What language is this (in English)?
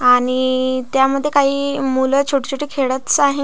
Marathi